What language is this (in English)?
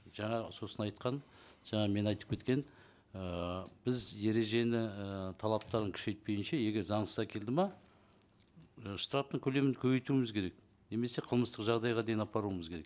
Kazakh